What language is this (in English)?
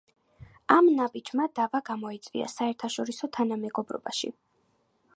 Georgian